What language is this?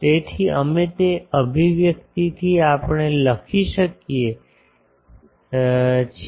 Gujarati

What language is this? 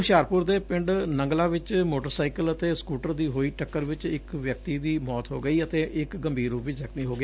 Punjabi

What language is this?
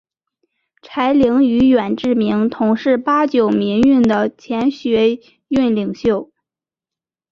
Chinese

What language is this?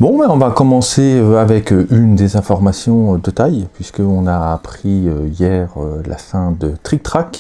French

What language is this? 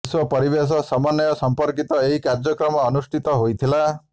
Odia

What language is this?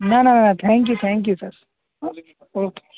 Gujarati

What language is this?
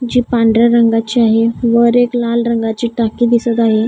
Marathi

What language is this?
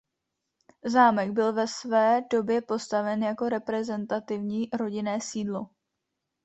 Czech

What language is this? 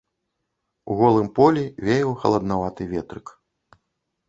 Belarusian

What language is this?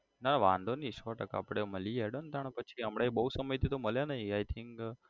Gujarati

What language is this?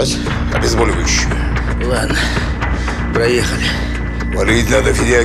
Russian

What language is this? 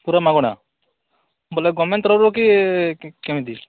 Odia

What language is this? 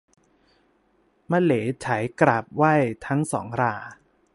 Thai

